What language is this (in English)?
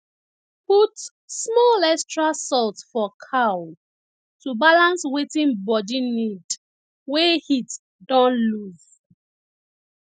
Nigerian Pidgin